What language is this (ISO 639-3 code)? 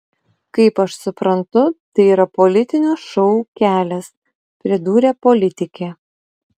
lit